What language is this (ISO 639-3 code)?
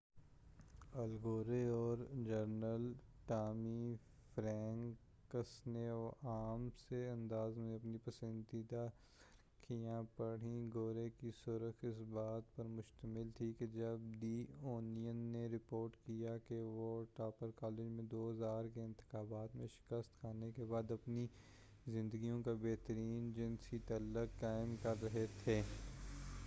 urd